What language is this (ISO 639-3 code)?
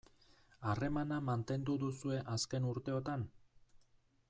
eus